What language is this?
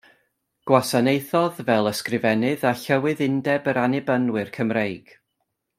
Welsh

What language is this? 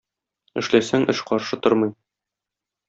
Tatar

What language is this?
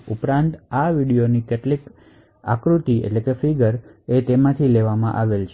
Gujarati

